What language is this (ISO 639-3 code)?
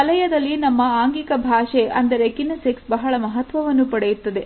kan